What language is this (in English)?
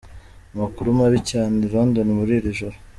Kinyarwanda